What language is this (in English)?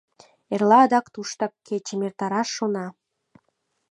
Mari